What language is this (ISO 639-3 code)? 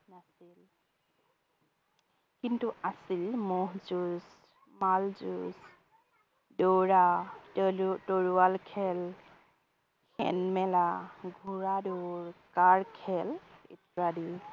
asm